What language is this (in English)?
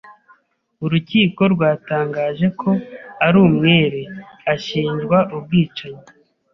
Kinyarwanda